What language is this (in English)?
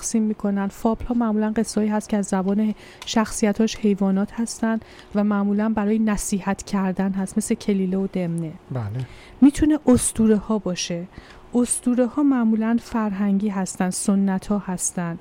Persian